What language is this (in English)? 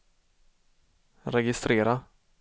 Swedish